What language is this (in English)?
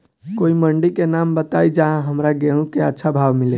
Bhojpuri